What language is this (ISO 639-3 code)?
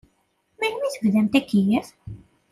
kab